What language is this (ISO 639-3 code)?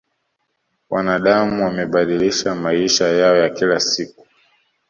swa